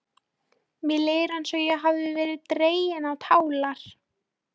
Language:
Icelandic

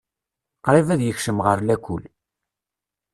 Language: Kabyle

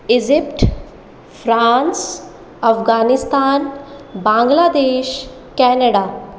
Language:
Hindi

